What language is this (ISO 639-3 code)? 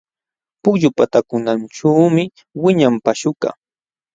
qxw